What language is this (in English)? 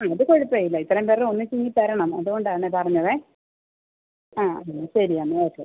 Malayalam